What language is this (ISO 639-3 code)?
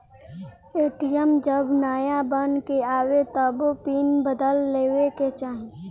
bho